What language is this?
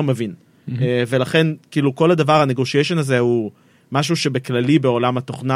Hebrew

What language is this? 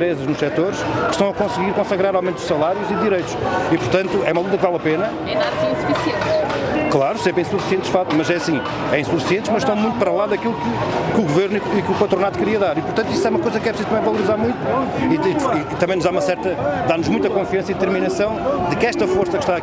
Portuguese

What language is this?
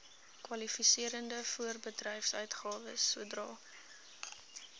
Afrikaans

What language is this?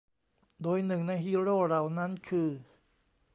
Thai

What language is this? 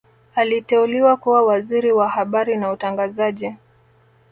Swahili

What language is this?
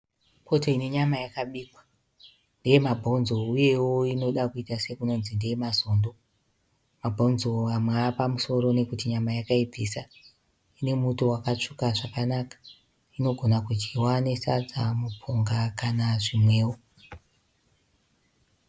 Shona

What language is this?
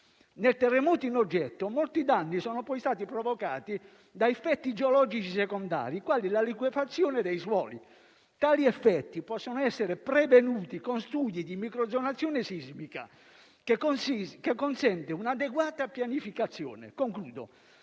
Italian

